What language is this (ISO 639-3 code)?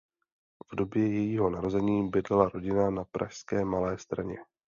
ces